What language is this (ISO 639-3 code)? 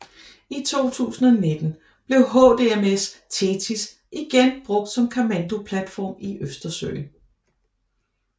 dan